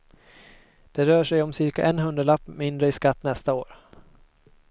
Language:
Swedish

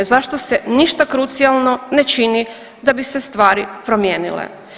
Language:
Croatian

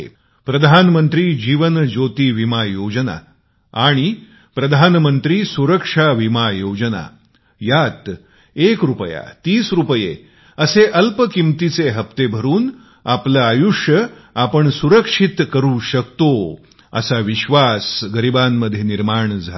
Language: Marathi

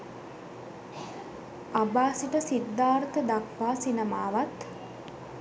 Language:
Sinhala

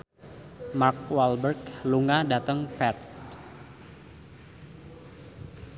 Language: Javanese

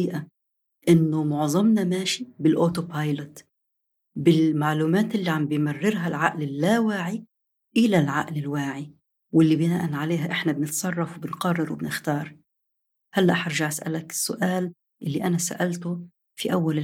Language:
Arabic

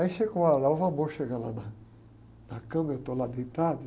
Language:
Portuguese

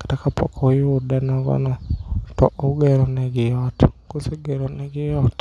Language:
Luo (Kenya and Tanzania)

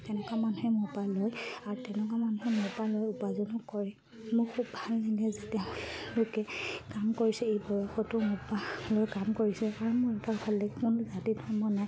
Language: Assamese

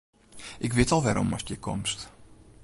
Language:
Western Frisian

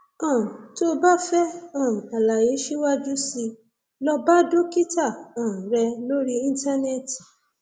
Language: Yoruba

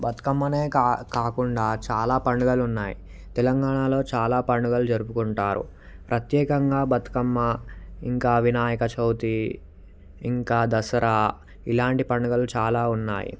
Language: Telugu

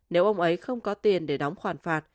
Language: Vietnamese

